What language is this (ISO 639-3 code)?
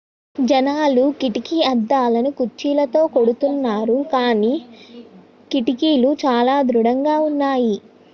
tel